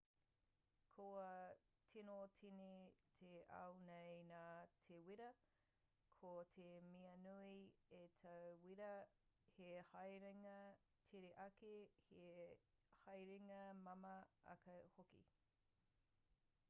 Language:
Māori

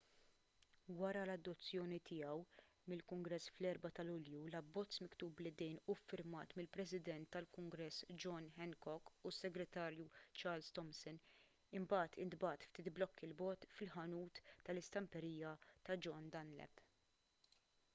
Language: Maltese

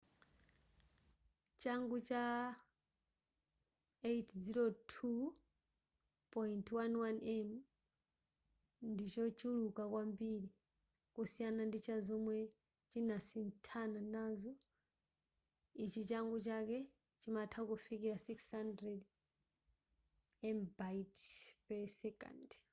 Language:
Nyanja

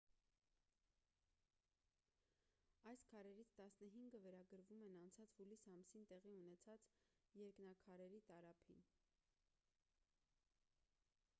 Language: Armenian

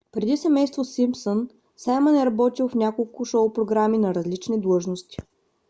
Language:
Bulgarian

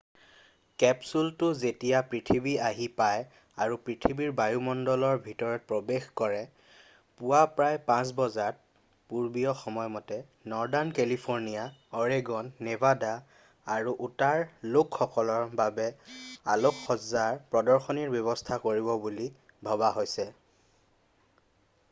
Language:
Assamese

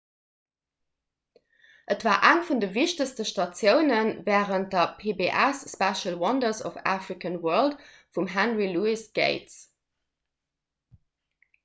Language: Luxembourgish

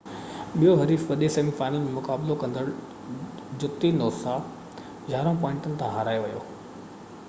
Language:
Sindhi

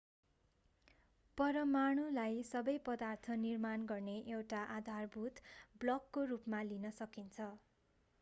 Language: Nepali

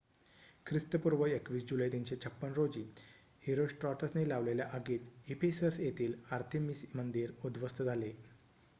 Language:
Marathi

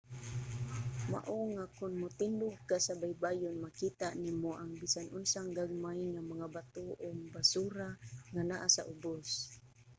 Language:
Cebuano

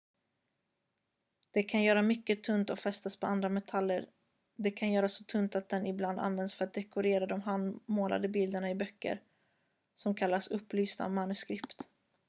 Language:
Swedish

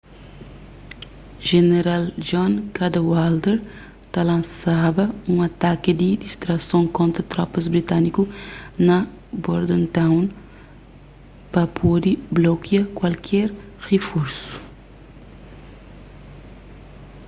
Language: Kabuverdianu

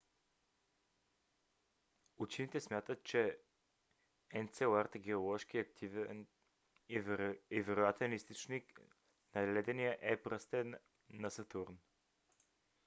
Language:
Bulgarian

